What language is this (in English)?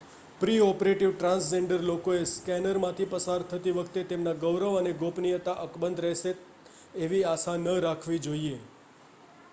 Gujarati